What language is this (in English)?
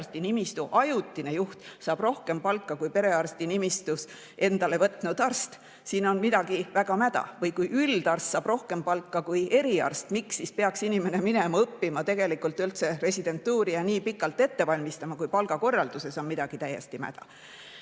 Estonian